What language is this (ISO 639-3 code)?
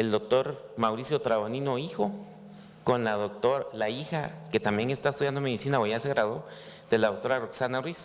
spa